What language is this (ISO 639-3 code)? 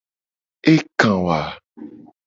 gej